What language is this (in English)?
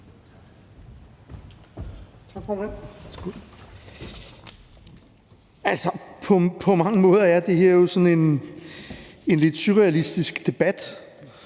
Danish